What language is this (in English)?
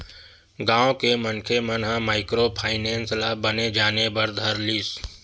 Chhattisgarhi